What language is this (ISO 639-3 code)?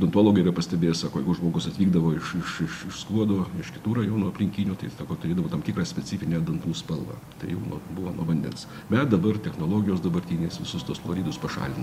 lit